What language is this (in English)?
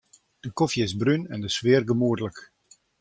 Western Frisian